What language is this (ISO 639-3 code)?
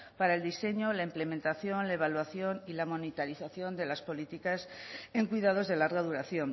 spa